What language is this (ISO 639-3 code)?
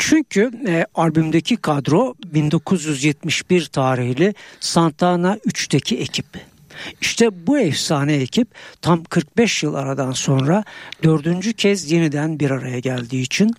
tur